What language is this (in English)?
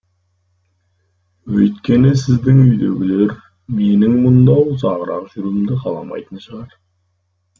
Kazakh